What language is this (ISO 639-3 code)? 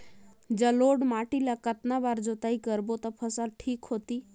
hne